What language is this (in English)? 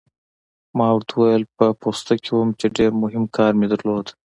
Pashto